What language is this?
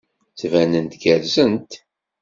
Kabyle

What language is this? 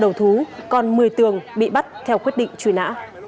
Vietnamese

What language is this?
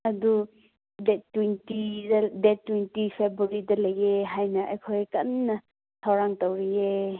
Manipuri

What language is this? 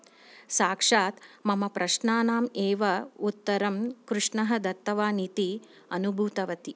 Sanskrit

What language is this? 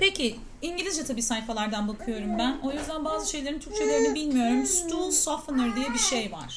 Turkish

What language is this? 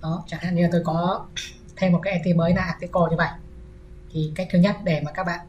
Vietnamese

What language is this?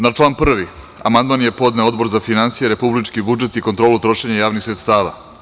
Serbian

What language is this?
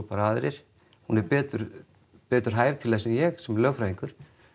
Icelandic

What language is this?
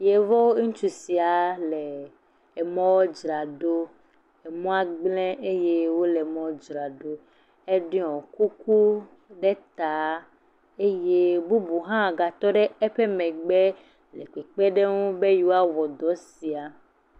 Ewe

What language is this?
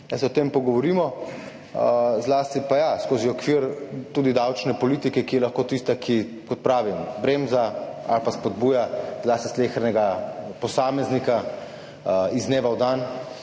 Slovenian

